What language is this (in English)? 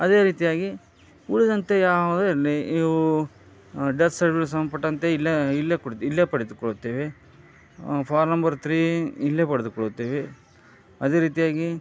Kannada